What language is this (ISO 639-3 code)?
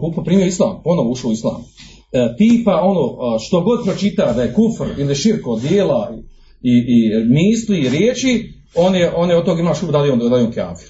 hrv